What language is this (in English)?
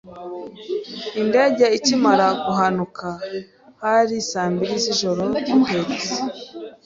Kinyarwanda